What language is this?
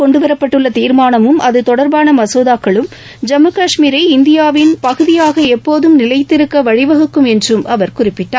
Tamil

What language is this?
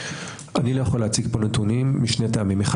Hebrew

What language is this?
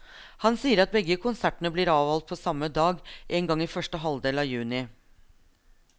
Norwegian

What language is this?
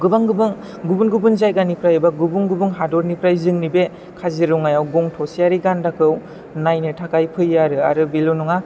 Bodo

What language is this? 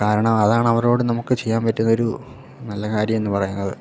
Malayalam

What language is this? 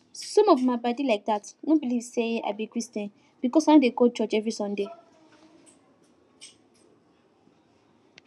Nigerian Pidgin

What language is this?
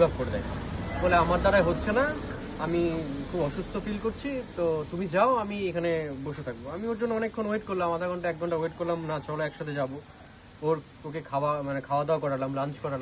Bangla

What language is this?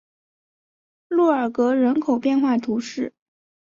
Chinese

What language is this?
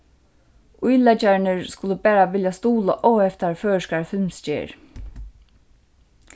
Faroese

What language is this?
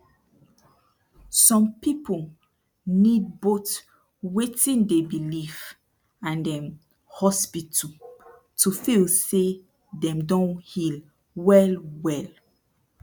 Nigerian Pidgin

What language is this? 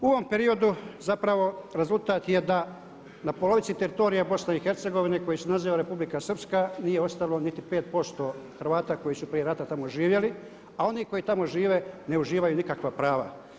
Croatian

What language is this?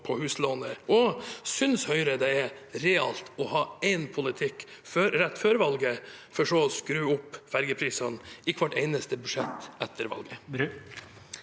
Norwegian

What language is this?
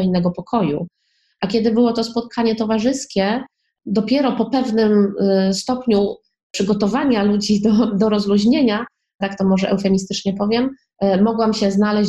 Polish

